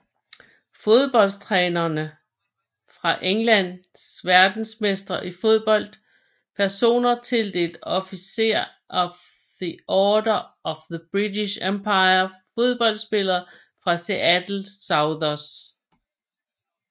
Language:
Danish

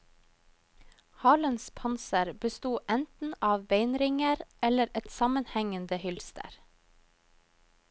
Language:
Norwegian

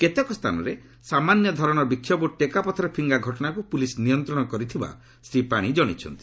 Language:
Odia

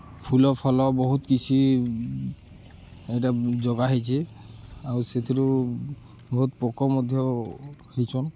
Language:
Odia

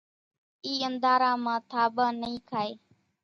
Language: Kachi Koli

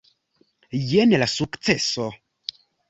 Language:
Esperanto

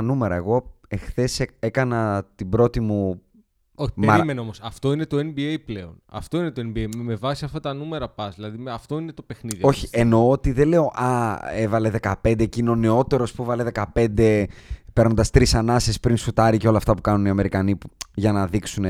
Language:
Greek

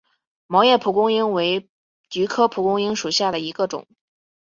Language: Chinese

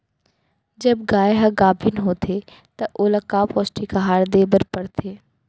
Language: Chhattisgarhi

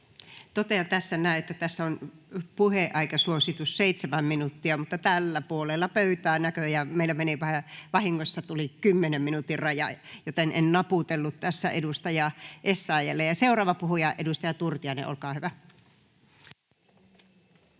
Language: Finnish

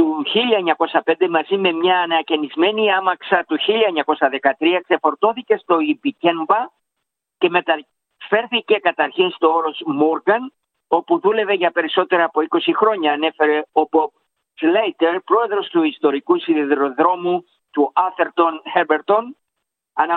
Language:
Greek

